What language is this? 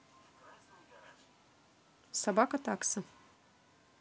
Russian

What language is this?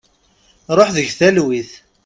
Kabyle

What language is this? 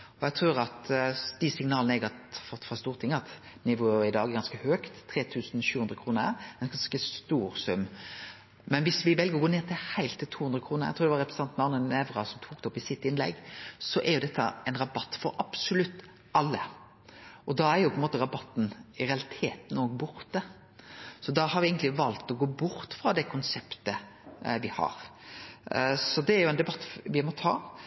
Norwegian Nynorsk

